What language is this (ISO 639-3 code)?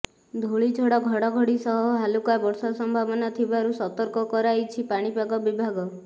ori